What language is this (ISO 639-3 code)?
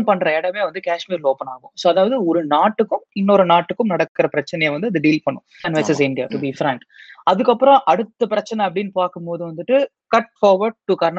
tam